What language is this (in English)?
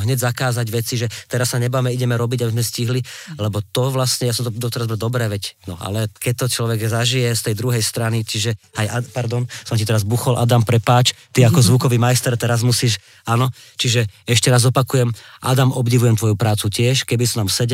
Slovak